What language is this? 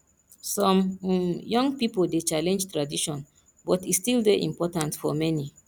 Nigerian Pidgin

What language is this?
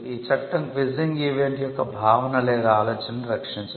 Telugu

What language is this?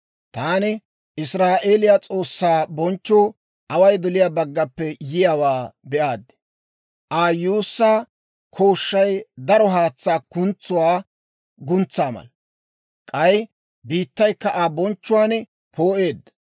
Dawro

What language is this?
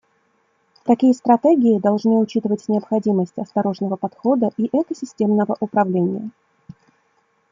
Russian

